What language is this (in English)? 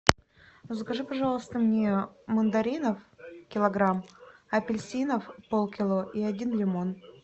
Russian